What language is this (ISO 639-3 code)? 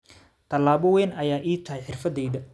som